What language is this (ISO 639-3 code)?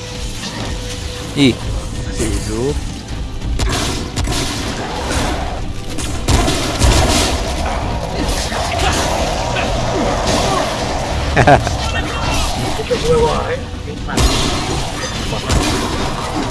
ind